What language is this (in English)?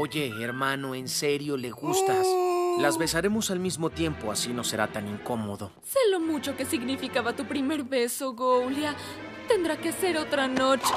Spanish